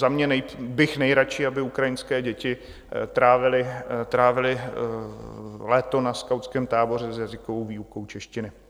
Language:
Czech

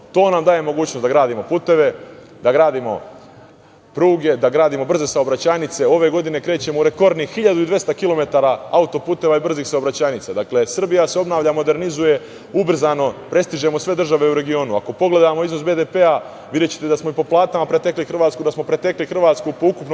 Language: Serbian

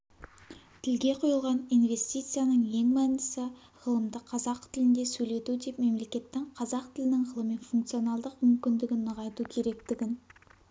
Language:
Kazakh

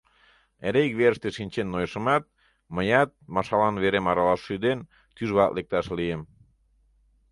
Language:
Mari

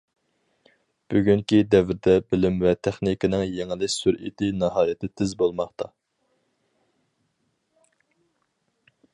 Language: Uyghur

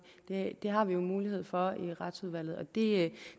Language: Danish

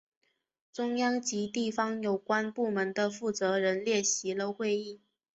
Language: Chinese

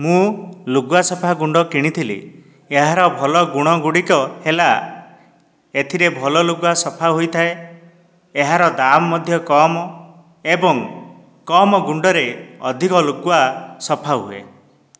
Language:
Odia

